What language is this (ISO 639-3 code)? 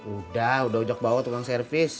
ind